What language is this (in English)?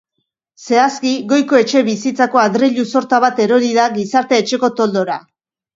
Basque